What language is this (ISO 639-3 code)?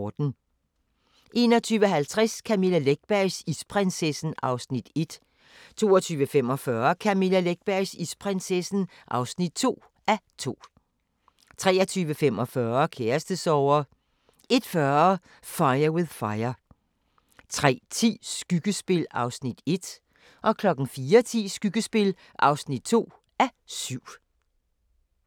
dan